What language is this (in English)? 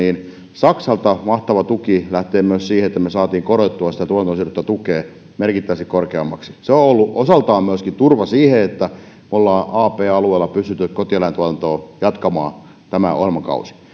Finnish